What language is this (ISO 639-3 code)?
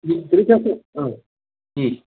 san